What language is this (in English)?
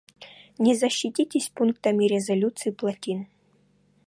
Russian